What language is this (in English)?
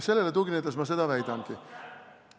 Estonian